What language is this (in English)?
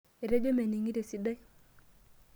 Masai